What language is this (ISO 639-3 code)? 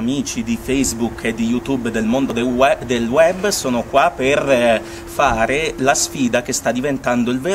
ita